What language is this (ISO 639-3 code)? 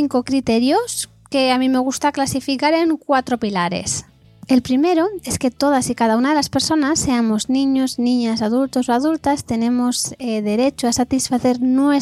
spa